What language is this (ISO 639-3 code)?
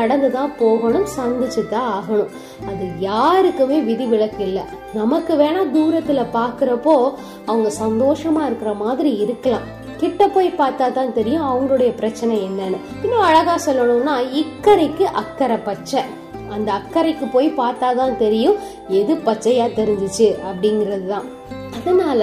tam